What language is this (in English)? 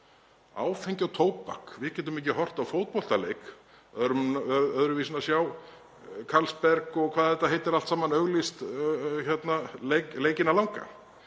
Icelandic